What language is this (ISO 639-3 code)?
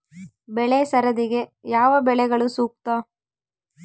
kan